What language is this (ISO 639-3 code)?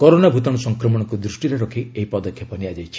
ori